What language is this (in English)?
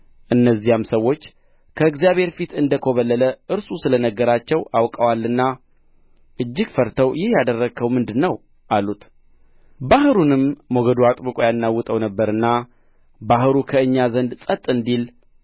Amharic